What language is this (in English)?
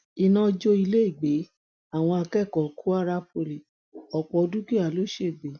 Yoruba